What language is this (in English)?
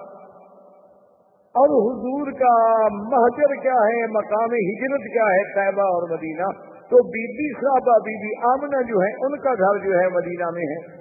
Urdu